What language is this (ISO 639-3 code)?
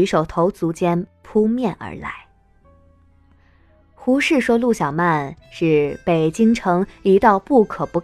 zho